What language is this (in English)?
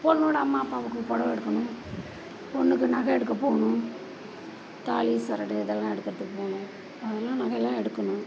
Tamil